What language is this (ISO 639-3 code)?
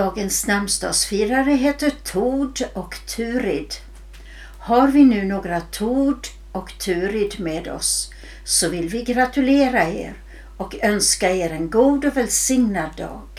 swe